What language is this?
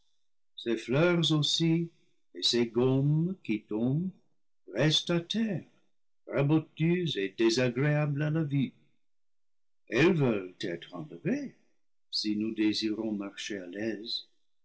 French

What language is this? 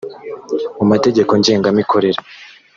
Kinyarwanda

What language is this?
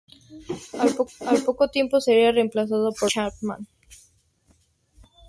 Spanish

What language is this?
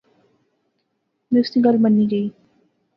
Pahari-Potwari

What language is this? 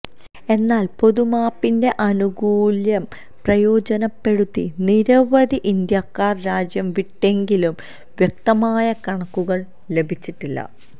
Malayalam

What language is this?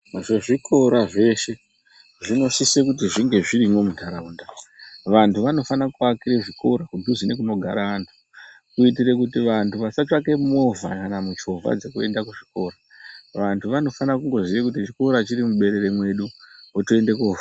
Ndau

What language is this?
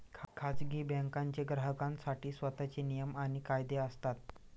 Marathi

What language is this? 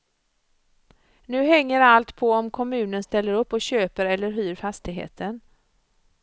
Swedish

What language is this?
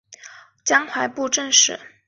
Chinese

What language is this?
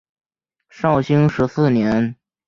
Chinese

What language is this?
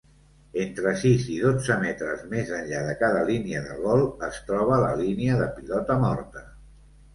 Catalan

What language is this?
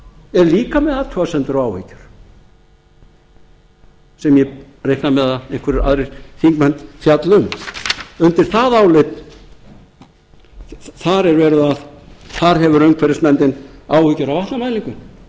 Icelandic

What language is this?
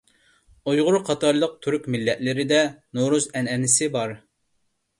Uyghur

